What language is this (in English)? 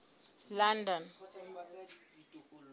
Southern Sotho